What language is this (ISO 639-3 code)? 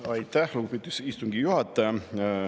est